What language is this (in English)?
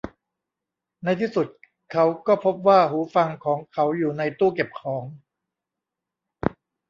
Thai